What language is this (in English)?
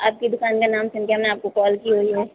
Hindi